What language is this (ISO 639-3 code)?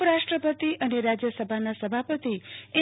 guj